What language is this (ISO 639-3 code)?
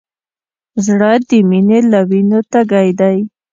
pus